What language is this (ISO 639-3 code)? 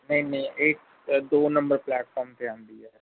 pan